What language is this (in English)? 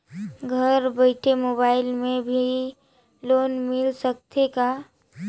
Chhattisgarhi